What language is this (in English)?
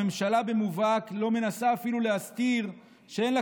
Hebrew